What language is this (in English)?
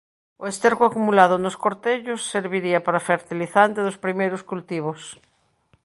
Galician